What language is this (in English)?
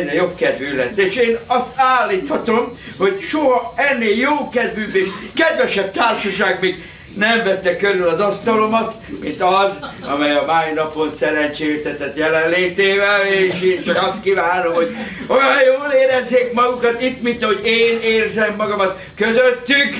Hungarian